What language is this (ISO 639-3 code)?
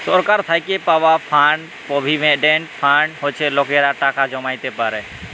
ben